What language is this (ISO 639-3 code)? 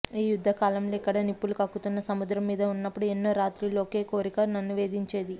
tel